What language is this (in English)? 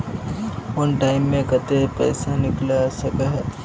Magahi